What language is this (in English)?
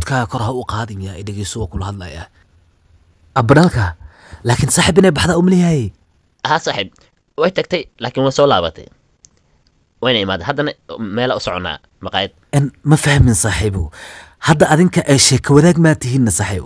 Arabic